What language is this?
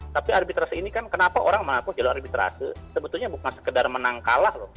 Indonesian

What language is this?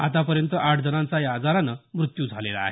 Marathi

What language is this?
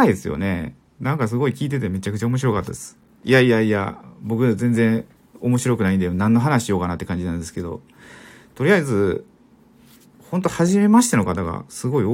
Japanese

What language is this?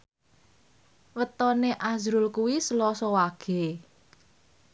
Javanese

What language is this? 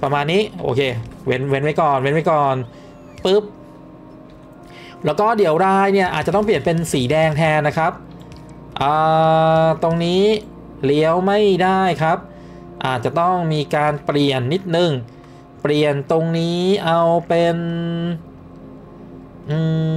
Thai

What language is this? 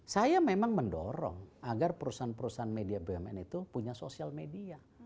Indonesian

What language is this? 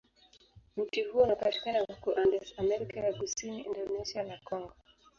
Swahili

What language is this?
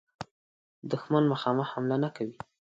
Pashto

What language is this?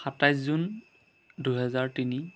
Assamese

